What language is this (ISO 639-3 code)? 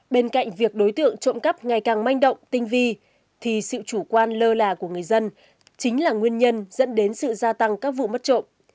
vie